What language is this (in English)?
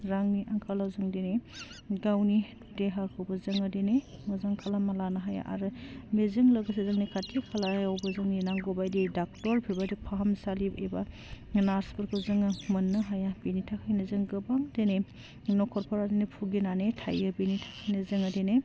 Bodo